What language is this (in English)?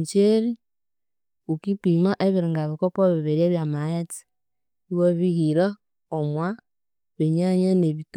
Konzo